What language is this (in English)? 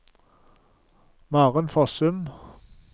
Norwegian